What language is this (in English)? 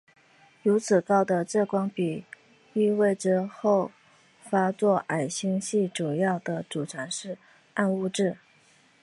Chinese